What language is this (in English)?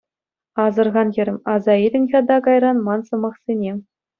Chuvash